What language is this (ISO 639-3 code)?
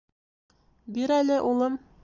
bak